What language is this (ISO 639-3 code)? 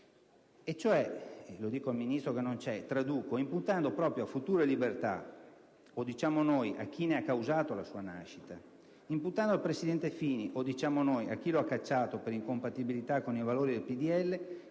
ita